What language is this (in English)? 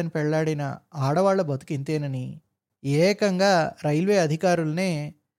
Telugu